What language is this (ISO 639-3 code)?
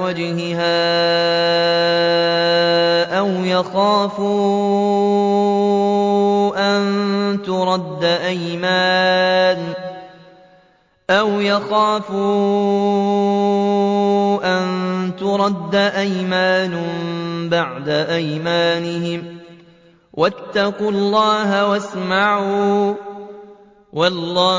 ara